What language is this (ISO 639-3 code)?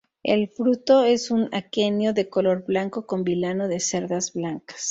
spa